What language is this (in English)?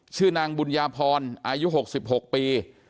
Thai